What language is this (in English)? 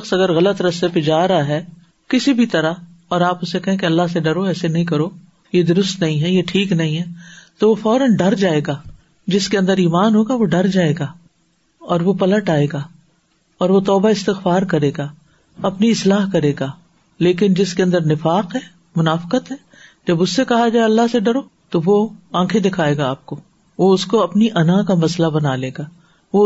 Urdu